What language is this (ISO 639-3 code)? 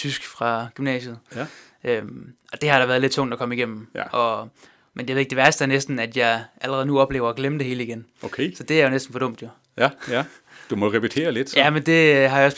dan